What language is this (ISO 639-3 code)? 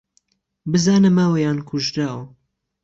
ckb